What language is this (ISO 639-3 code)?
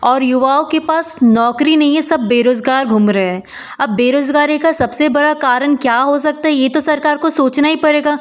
hin